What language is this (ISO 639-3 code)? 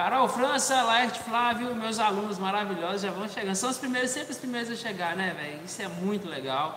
por